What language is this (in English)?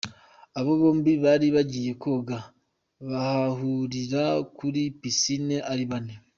Kinyarwanda